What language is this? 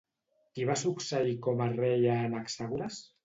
Catalan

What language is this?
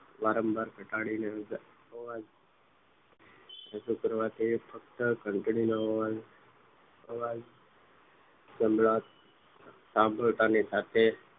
Gujarati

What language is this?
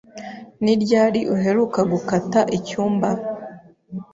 Kinyarwanda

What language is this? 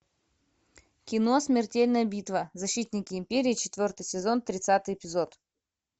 Russian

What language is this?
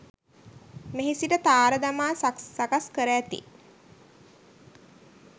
Sinhala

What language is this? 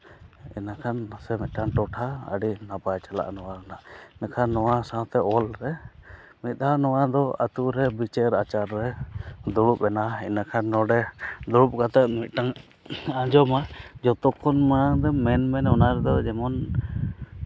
Santali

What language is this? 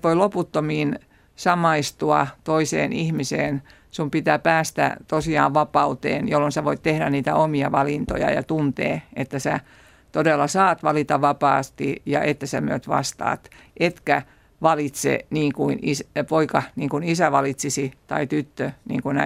Finnish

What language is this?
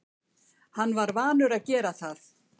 Icelandic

